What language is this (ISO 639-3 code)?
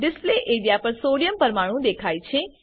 guj